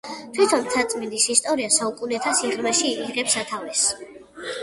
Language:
Georgian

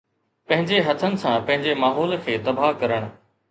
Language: Sindhi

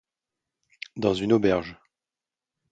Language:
French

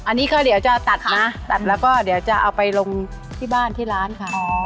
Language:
Thai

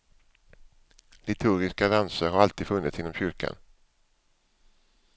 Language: Swedish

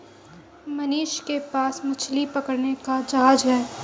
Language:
Hindi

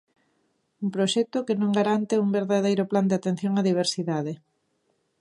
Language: Galician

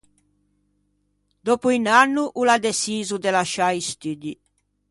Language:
Ligurian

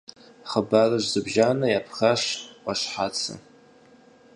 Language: Kabardian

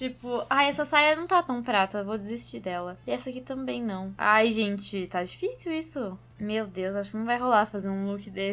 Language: Portuguese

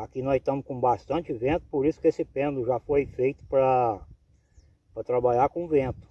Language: Portuguese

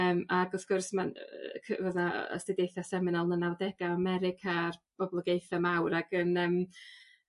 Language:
Welsh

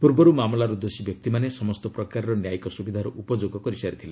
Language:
Odia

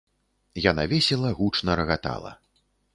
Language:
Belarusian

